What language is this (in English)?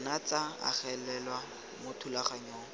Tswana